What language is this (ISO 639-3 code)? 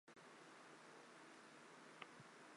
zho